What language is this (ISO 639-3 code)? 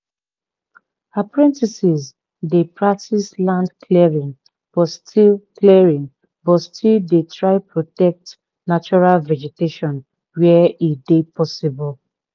pcm